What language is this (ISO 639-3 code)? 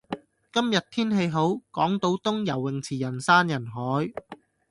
yue